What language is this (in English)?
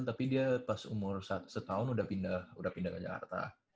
Indonesian